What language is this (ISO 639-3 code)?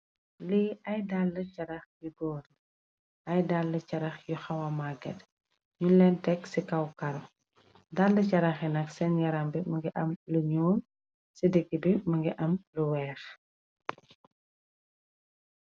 wol